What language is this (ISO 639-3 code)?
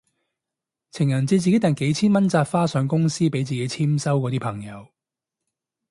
yue